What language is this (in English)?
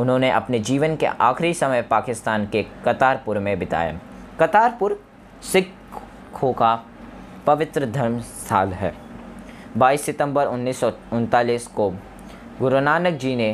Hindi